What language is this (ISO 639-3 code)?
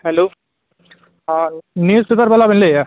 sat